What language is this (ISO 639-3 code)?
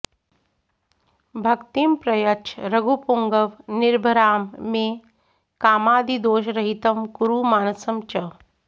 san